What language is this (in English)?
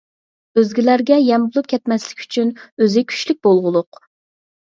Uyghur